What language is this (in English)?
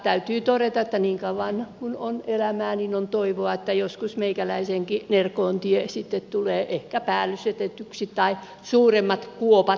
Finnish